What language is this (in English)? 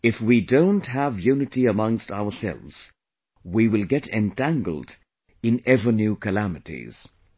English